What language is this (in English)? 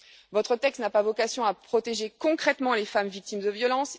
French